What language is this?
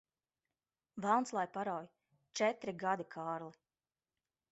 Latvian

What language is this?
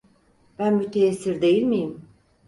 Turkish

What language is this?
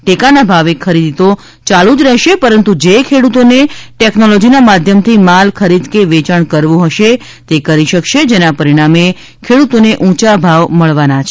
Gujarati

